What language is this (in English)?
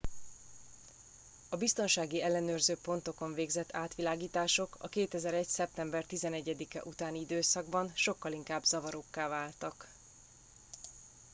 Hungarian